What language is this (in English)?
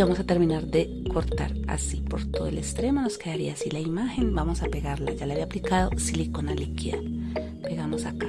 Spanish